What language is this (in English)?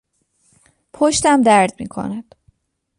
Persian